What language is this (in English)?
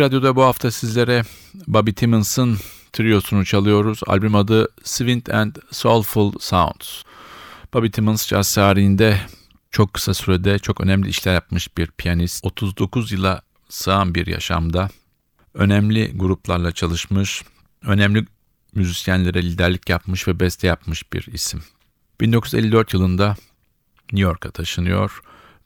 Turkish